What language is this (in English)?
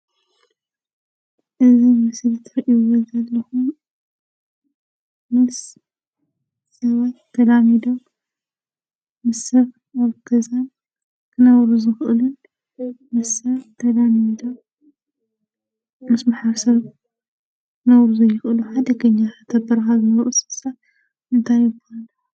Tigrinya